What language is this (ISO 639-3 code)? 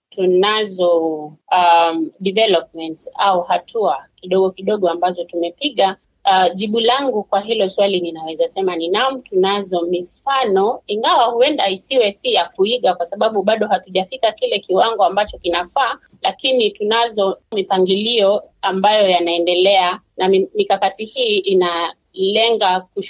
swa